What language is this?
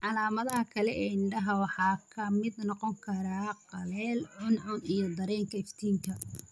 Somali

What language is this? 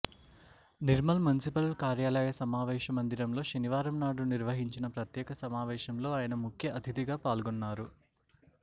Telugu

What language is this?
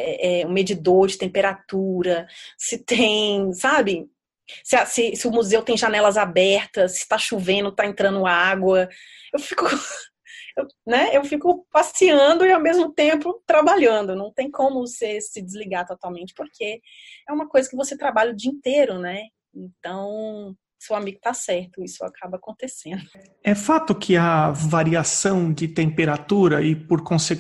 Portuguese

